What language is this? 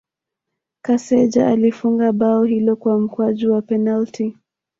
Swahili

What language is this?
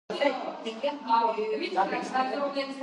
Georgian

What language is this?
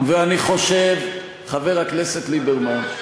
Hebrew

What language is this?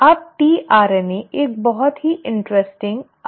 Hindi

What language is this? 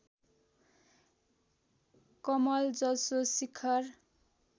Nepali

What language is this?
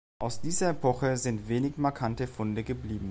German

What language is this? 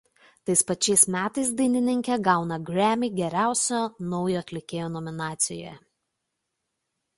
Lithuanian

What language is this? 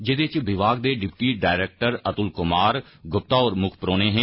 Dogri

